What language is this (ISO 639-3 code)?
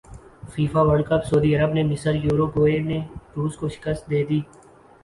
urd